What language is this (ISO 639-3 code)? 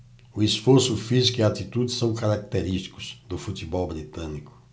por